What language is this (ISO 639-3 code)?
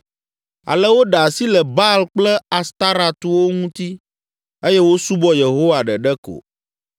ewe